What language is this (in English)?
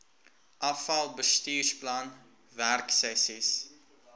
Afrikaans